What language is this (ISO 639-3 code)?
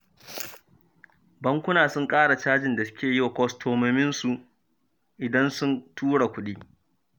hau